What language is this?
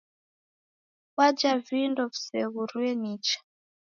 Taita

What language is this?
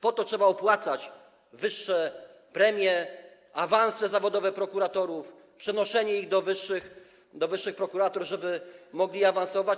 Polish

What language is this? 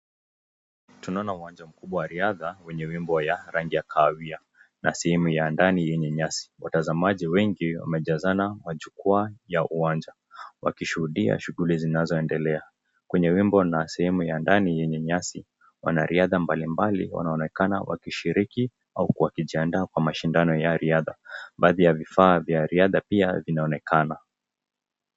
Swahili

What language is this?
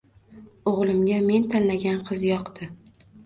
Uzbek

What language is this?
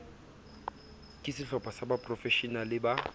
Southern Sotho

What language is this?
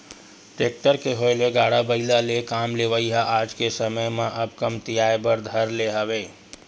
Chhattisgarhi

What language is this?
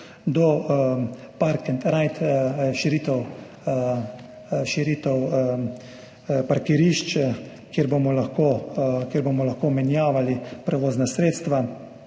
Slovenian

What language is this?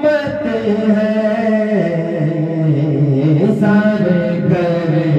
Arabic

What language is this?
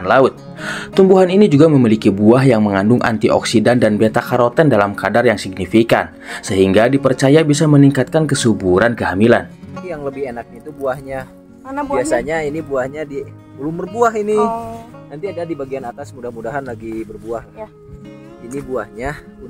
Indonesian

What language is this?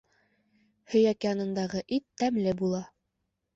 Bashkir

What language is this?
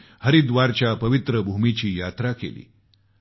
Marathi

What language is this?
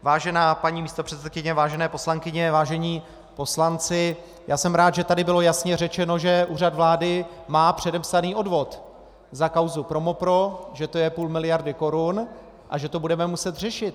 Czech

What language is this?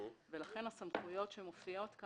Hebrew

